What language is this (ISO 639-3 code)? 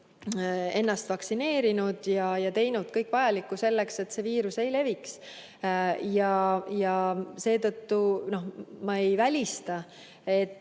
est